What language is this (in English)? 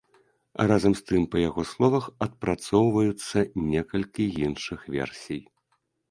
Belarusian